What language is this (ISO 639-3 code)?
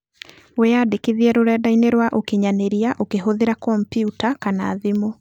kik